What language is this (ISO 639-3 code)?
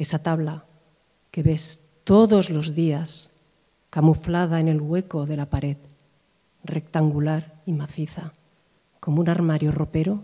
spa